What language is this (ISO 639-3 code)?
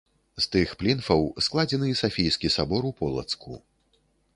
bel